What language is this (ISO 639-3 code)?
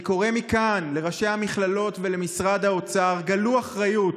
heb